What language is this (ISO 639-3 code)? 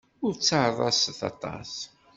kab